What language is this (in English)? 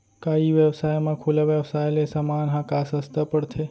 Chhattisgarhi